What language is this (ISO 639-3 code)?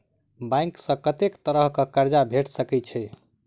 mai